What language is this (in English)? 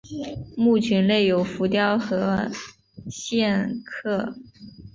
Chinese